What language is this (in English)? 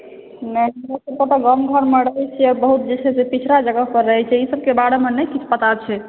Maithili